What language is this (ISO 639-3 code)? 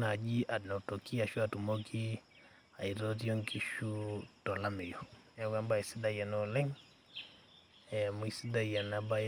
mas